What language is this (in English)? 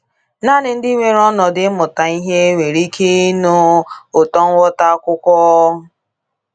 Igbo